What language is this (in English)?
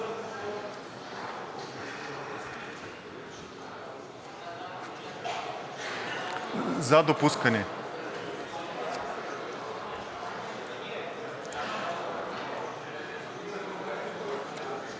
Bulgarian